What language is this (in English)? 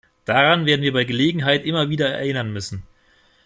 German